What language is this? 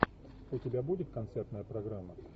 Russian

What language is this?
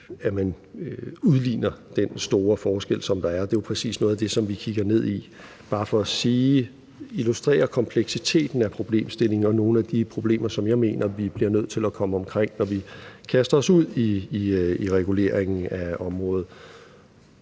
Danish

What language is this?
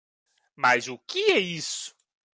Portuguese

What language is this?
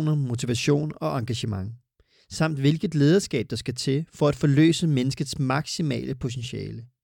Danish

